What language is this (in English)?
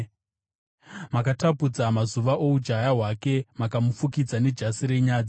Shona